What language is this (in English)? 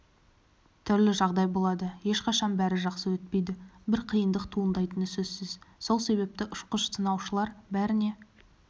Kazakh